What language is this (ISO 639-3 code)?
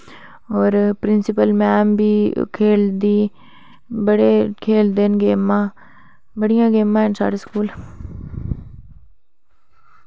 doi